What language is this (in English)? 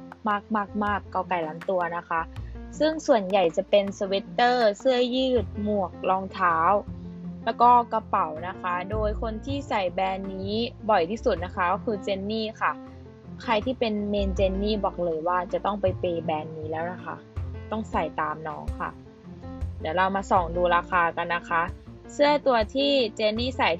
Thai